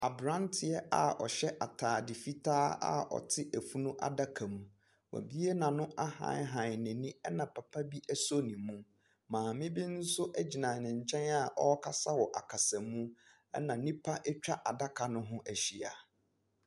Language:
Akan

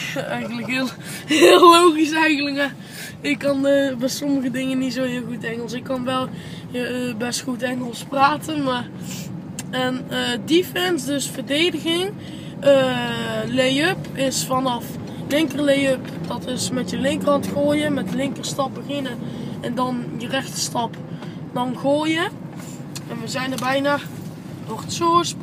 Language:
Dutch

